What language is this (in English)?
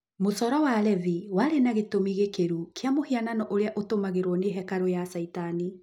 Kikuyu